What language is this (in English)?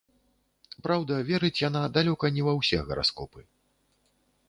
Belarusian